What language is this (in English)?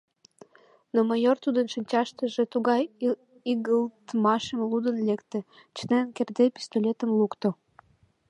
Mari